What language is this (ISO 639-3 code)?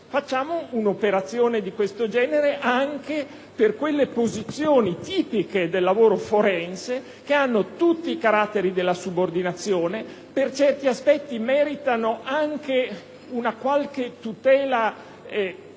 ita